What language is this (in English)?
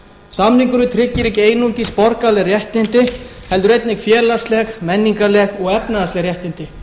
Icelandic